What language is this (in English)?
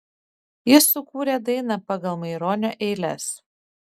Lithuanian